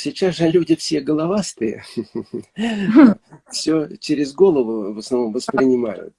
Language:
Russian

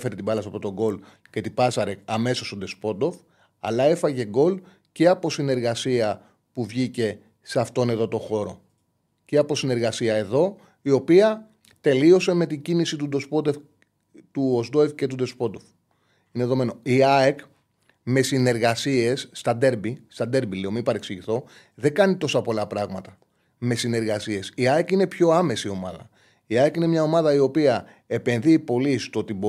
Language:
Greek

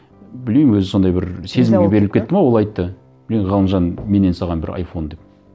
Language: Kazakh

